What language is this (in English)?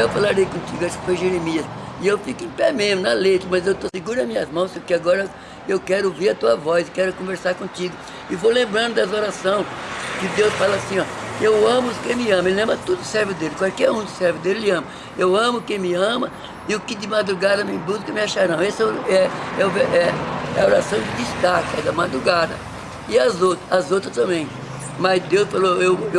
Portuguese